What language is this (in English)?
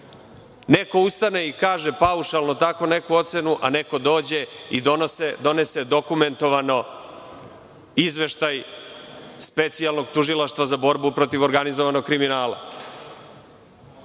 Serbian